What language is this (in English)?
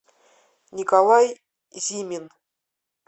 Russian